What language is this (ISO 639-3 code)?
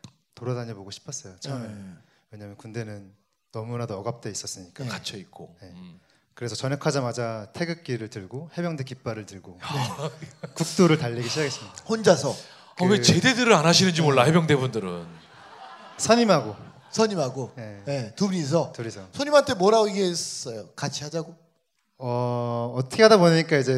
kor